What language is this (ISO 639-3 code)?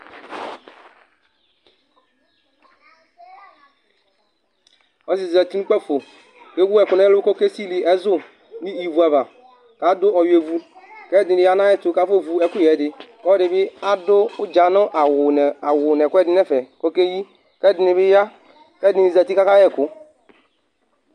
kpo